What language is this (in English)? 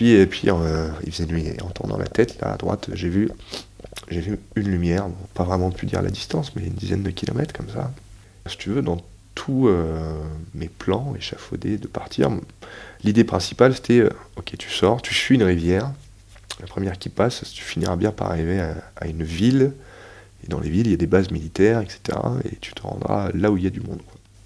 French